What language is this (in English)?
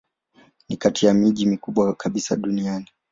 Swahili